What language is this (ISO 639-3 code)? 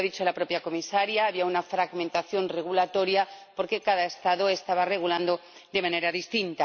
spa